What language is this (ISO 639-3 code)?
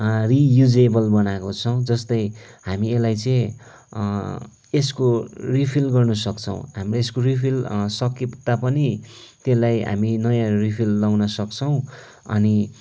nep